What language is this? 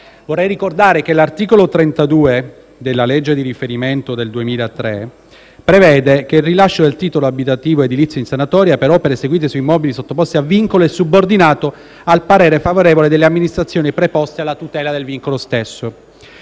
Italian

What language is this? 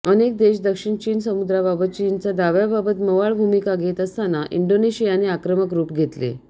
Marathi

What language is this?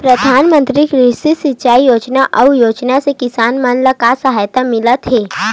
Chhattisgarhi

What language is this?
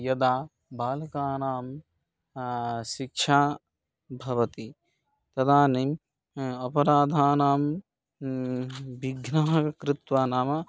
Sanskrit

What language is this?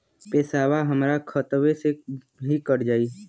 Bhojpuri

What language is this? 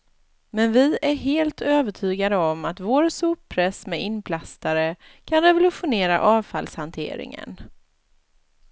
Swedish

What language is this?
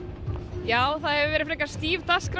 Icelandic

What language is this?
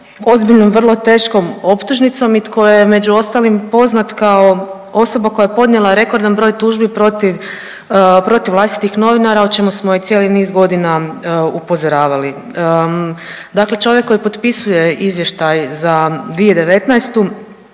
Croatian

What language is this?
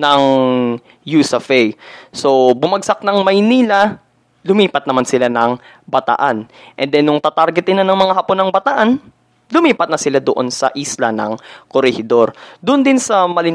Filipino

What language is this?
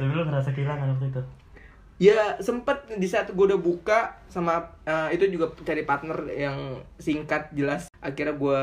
Indonesian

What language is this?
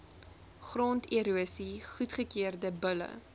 Afrikaans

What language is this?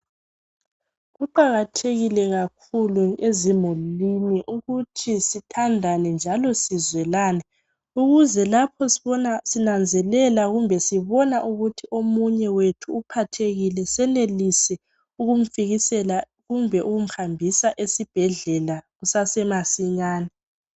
North Ndebele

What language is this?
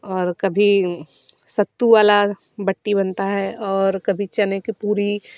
Hindi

